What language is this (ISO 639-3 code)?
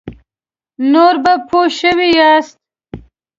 pus